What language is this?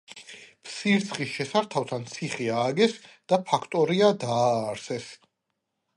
Georgian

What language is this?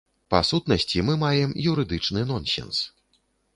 Belarusian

